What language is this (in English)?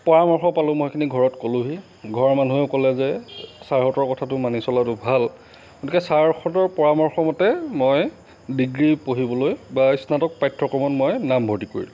Assamese